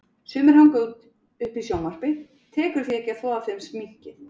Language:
Icelandic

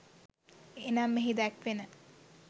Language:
Sinhala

